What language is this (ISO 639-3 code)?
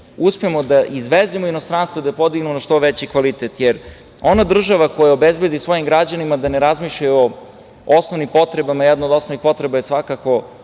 srp